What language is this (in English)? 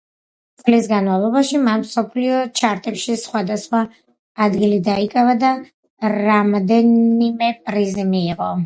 Georgian